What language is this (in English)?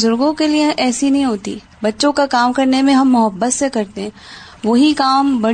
Urdu